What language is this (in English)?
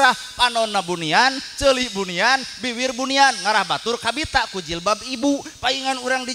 Indonesian